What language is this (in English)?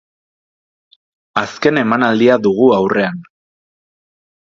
Basque